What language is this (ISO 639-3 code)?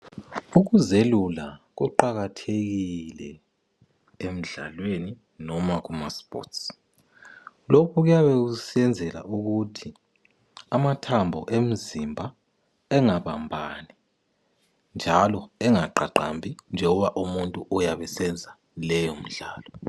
nde